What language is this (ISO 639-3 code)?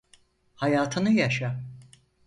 tur